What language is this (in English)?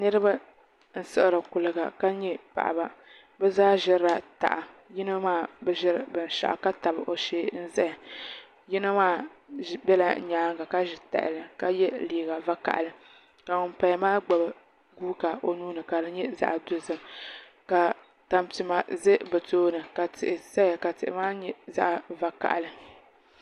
Dagbani